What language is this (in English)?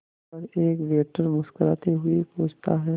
Hindi